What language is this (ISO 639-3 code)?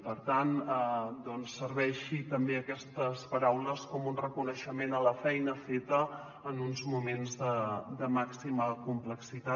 cat